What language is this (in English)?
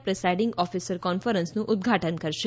Gujarati